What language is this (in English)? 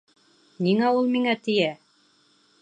Bashkir